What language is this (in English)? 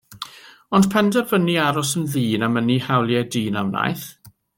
Welsh